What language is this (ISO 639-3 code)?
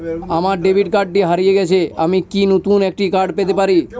ben